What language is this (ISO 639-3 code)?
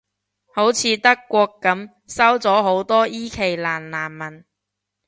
yue